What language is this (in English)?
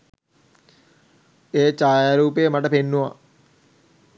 Sinhala